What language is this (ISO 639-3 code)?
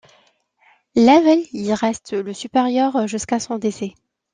fra